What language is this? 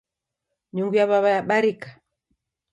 Taita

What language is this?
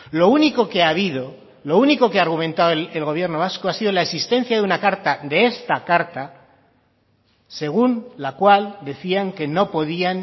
Spanish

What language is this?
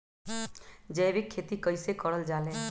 Magahi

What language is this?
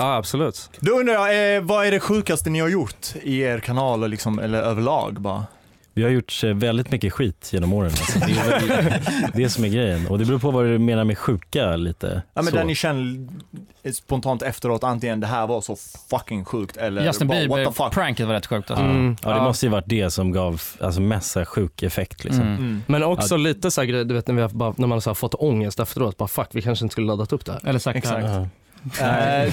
Swedish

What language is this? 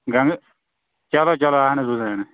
Kashmiri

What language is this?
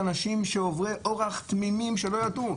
Hebrew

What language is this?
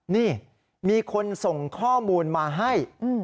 Thai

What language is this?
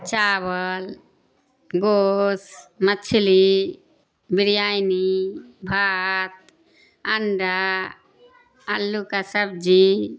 Urdu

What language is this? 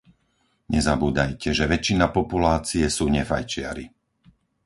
Slovak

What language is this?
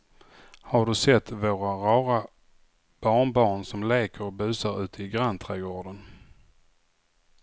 Swedish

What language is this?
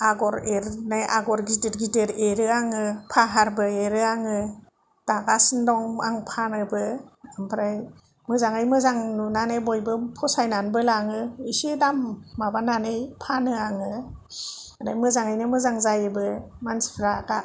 Bodo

